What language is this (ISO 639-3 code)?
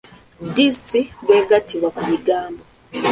lug